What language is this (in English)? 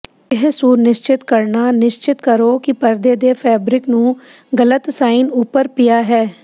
Punjabi